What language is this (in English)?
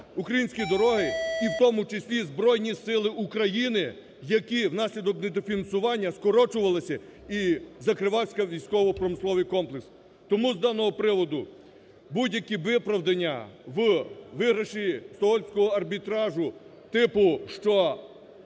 Ukrainian